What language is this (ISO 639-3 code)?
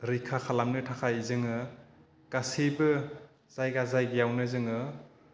brx